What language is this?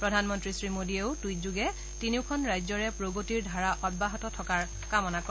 Assamese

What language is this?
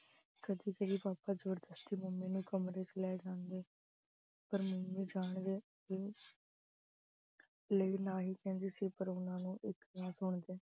Punjabi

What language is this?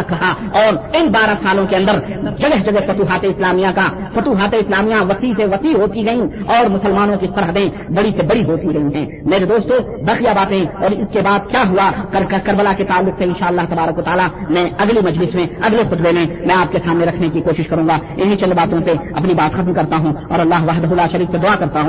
Urdu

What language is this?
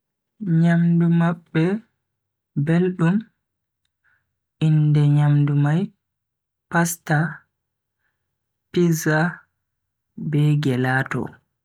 Bagirmi Fulfulde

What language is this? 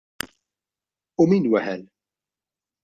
Maltese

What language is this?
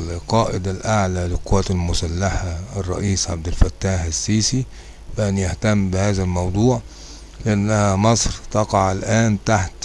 Arabic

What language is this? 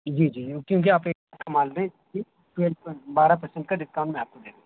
Urdu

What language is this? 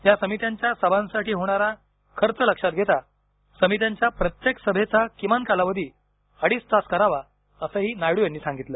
Marathi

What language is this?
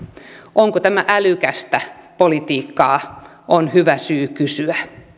Finnish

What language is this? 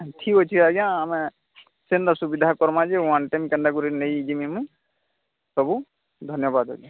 Odia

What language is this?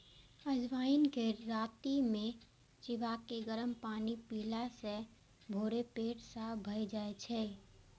Maithili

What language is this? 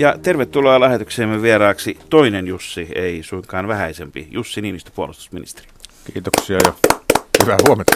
Finnish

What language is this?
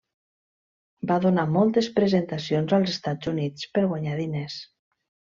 Catalan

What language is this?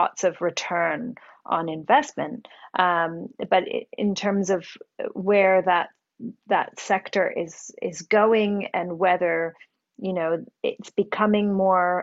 English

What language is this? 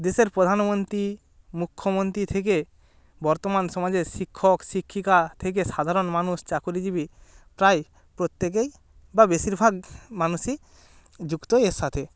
Bangla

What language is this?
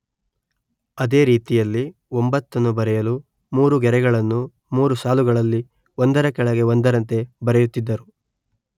Kannada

